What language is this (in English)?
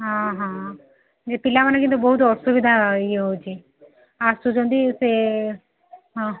Odia